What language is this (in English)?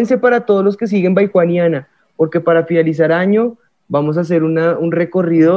Spanish